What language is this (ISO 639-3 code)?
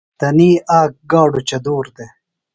phl